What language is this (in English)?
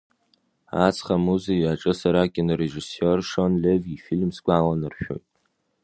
Abkhazian